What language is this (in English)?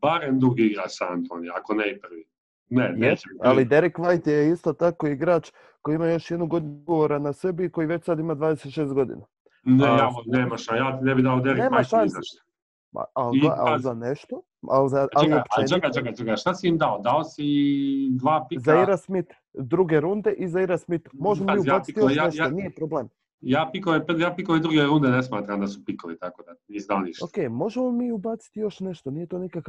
Croatian